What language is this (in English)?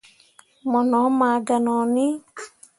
Mundang